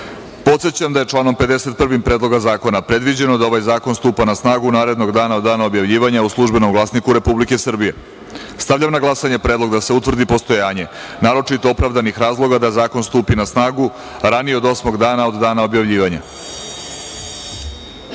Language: Serbian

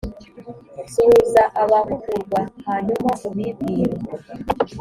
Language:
Kinyarwanda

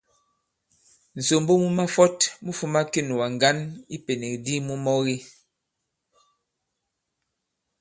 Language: Bankon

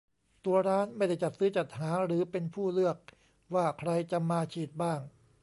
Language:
Thai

